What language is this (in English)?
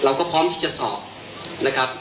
Thai